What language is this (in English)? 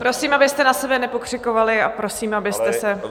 Czech